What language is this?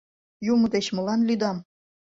Mari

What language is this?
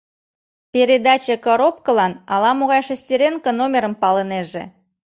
Mari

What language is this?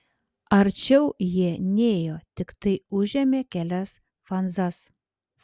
Lithuanian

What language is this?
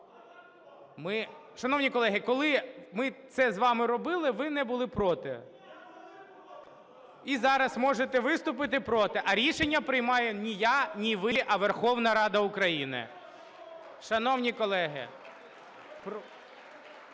Ukrainian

